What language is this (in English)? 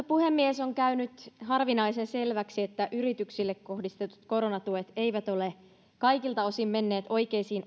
Finnish